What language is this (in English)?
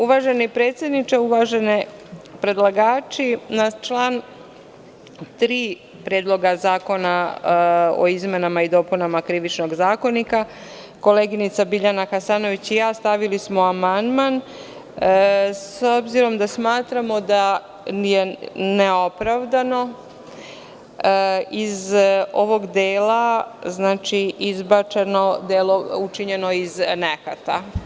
Serbian